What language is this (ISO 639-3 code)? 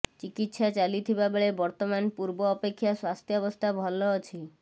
ori